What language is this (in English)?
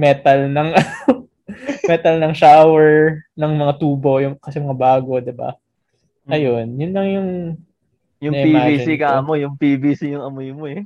Filipino